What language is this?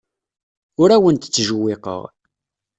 Kabyle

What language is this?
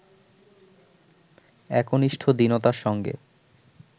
Bangla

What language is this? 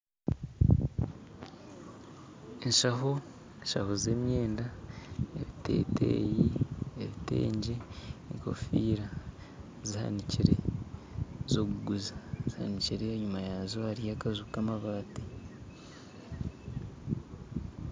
Nyankole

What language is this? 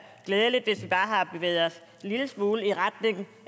Danish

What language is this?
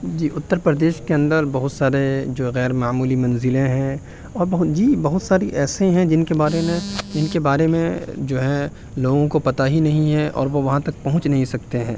Urdu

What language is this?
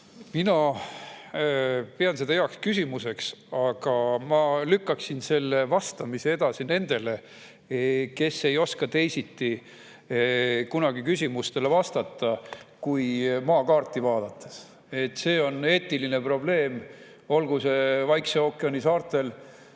Estonian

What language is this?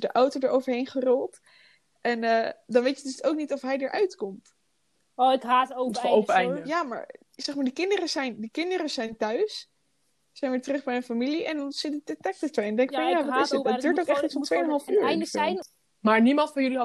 Dutch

